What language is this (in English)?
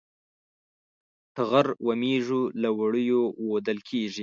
Pashto